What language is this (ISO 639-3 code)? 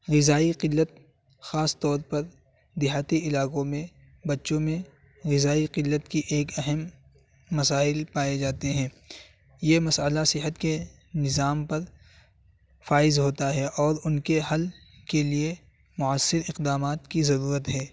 urd